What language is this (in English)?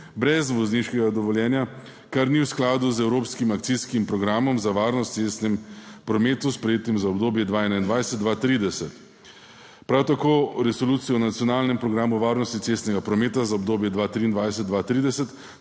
Slovenian